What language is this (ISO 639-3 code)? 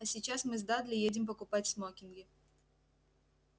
rus